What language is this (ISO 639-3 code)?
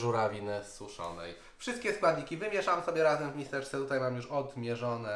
pol